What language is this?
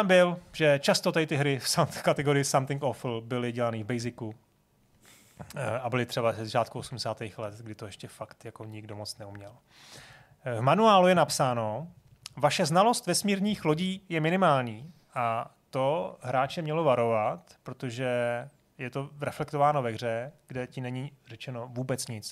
Czech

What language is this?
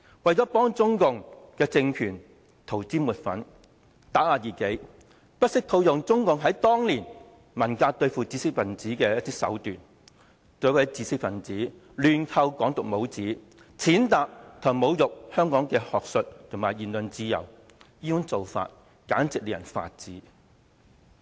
Cantonese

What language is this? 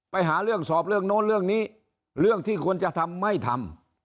Thai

